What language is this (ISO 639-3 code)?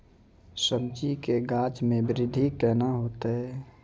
mai